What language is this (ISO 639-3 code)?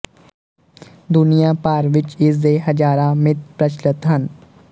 pan